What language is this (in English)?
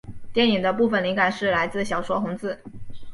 Chinese